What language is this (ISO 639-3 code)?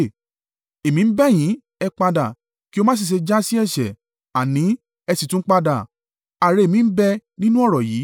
yor